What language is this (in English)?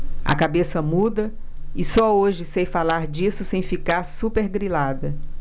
Portuguese